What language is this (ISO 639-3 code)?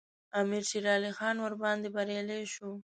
pus